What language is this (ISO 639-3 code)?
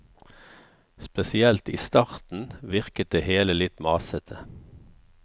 nor